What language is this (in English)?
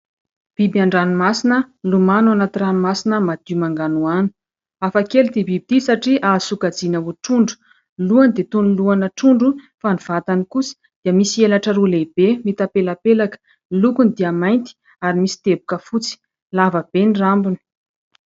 Malagasy